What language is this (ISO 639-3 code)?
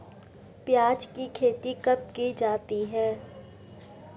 hin